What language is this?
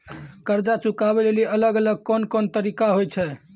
Maithili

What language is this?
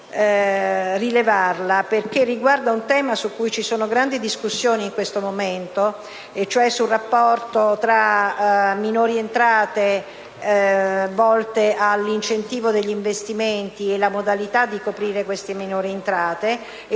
Italian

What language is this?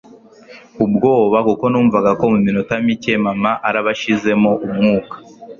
Kinyarwanda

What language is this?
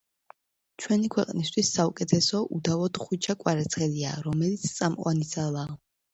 Georgian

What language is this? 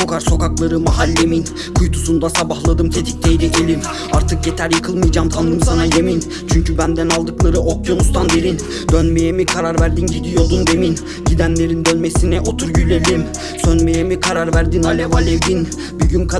Turkish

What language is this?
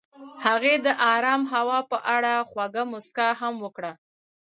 Pashto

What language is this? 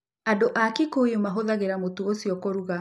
Kikuyu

